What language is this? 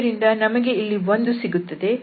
Kannada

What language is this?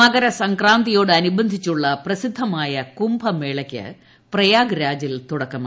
Malayalam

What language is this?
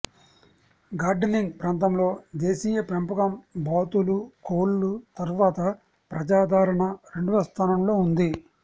Telugu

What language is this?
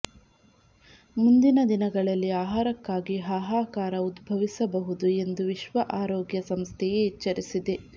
Kannada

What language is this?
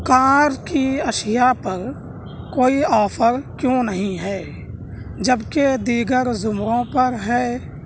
Urdu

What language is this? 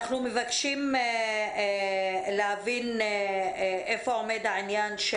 Hebrew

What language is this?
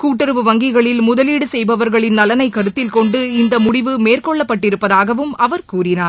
Tamil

